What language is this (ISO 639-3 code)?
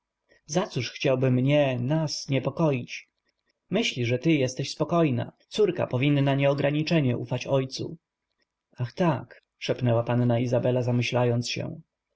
pol